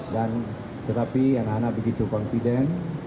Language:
Indonesian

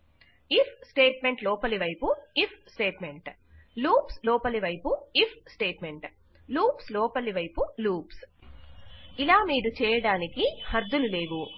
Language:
Telugu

